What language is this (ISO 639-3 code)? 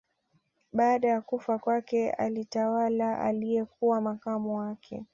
swa